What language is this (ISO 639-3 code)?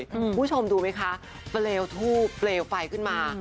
tha